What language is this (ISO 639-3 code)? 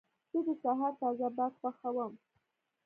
pus